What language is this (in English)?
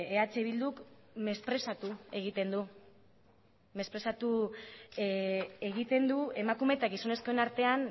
Basque